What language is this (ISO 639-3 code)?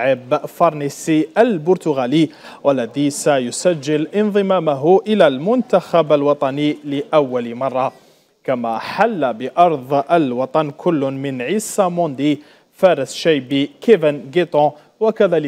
ara